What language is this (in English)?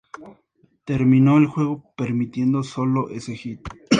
Spanish